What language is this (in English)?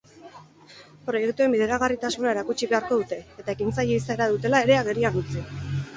Basque